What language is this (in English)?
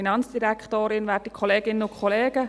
Swiss German